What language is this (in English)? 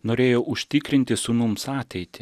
Lithuanian